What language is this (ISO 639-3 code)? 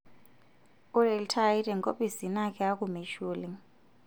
mas